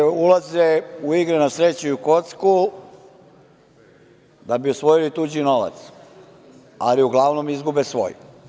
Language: Serbian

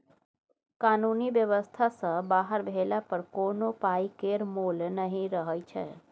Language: Maithili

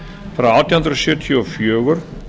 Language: Icelandic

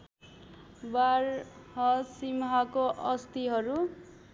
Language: Nepali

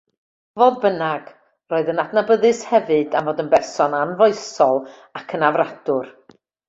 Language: Welsh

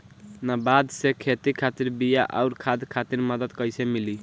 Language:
Bhojpuri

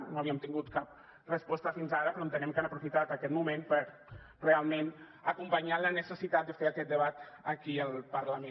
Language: Catalan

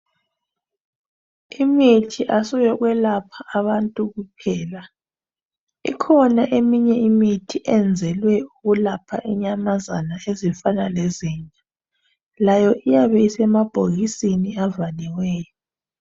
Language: North Ndebele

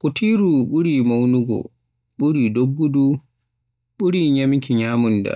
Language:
Western Niger Fulfulde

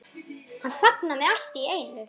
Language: Icelandic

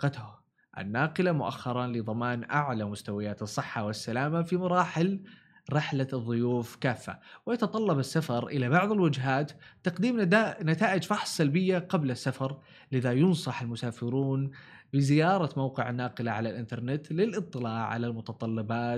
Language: Arabic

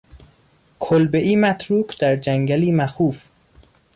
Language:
Persian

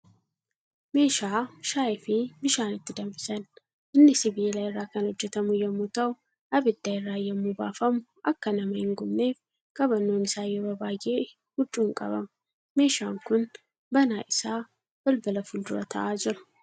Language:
Oromo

